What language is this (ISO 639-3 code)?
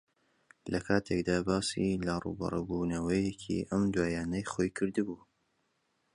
ckb